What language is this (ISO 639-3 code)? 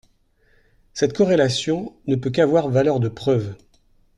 fra